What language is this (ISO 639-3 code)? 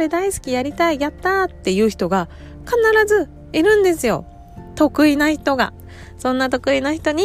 jpn